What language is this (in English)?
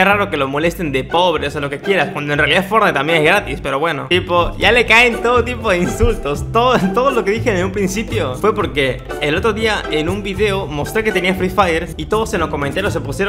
Spanish